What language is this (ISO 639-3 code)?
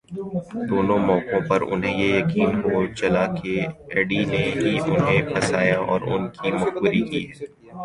urd